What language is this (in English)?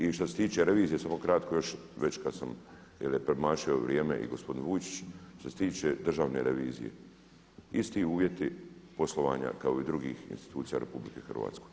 Croatian